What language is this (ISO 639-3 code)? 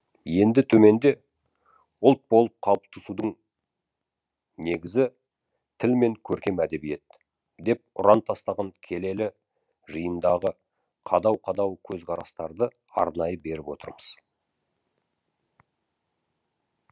kaz